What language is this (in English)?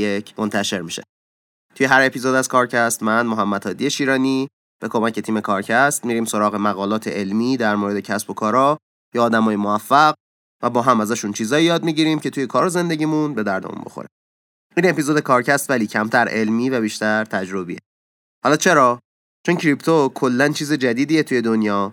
Persian